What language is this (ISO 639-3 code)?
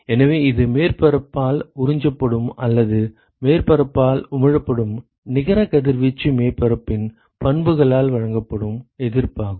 tam